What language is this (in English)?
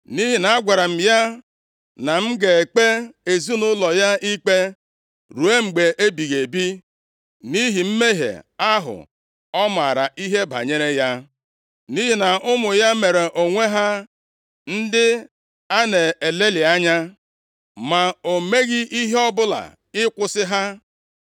Igbo